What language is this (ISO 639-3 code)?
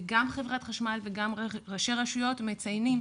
heb